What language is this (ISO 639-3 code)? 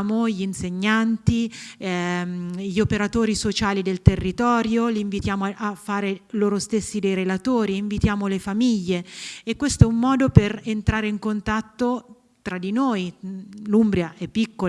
ita